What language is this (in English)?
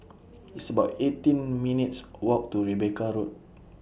English